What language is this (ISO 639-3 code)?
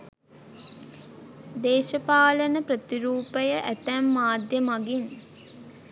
sin